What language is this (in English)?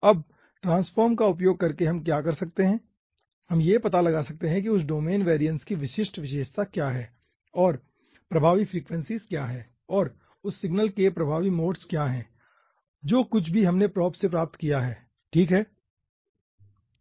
Hindi